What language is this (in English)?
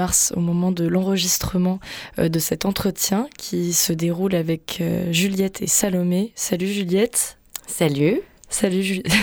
French